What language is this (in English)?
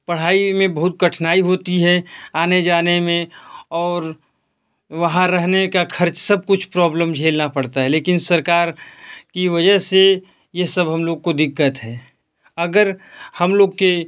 Hindi